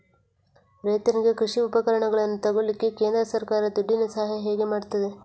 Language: Kannada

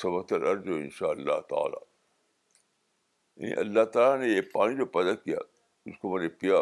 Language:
Urdu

